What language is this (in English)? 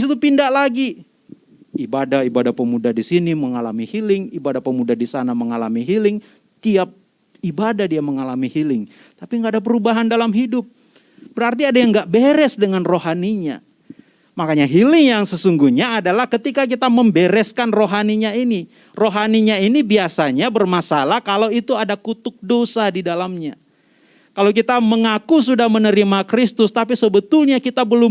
Indonesian